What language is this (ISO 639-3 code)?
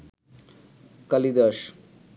ben